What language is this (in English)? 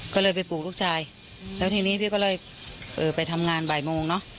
Thai